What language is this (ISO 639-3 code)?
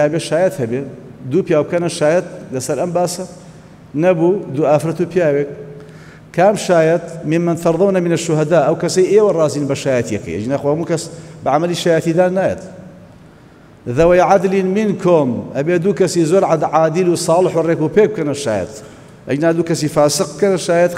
ara